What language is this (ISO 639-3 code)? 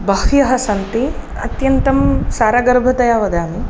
san